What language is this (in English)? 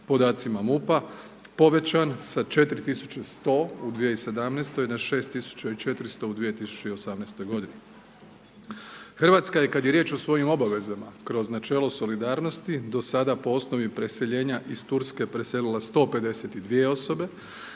Croatian